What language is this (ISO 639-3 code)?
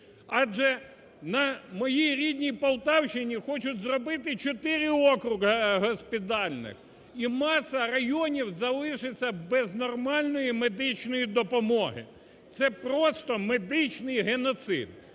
ukr